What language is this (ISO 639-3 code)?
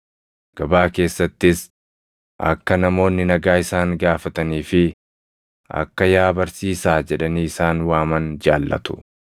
orm